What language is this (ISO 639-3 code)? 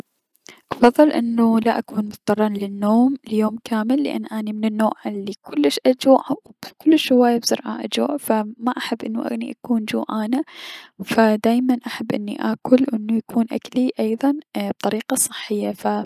acm